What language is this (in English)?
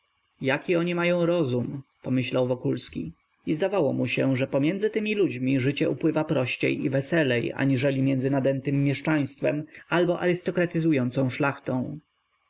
Polish